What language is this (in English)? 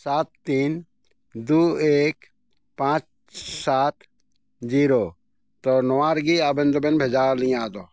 Santali